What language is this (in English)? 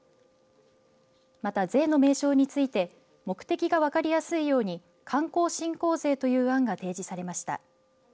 Japanese